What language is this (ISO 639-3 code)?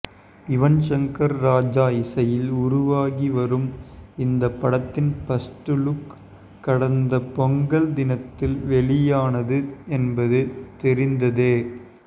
tam